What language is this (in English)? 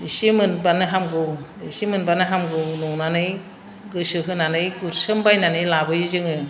Bodo